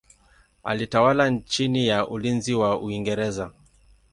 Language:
Swahili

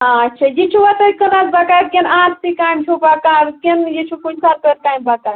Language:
Kashmiri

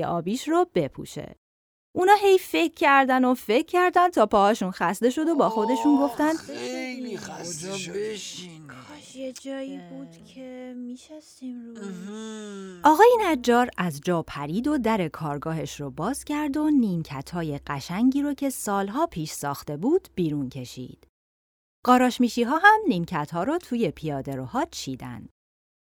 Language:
Persian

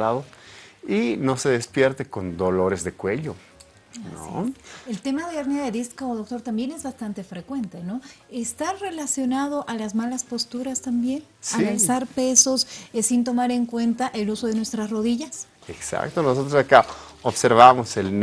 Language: Spanish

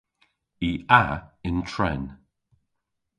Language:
Cornish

